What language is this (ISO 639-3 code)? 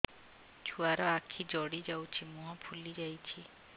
ori